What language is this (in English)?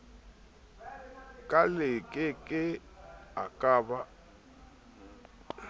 Southern Sotho